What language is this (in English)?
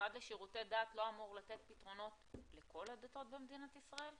Hebrew